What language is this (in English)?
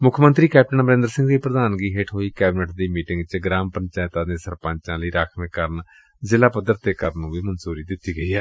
Punjabi